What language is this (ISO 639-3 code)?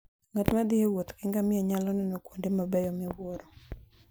luo